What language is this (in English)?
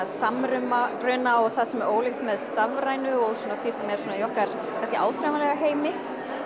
Icelandic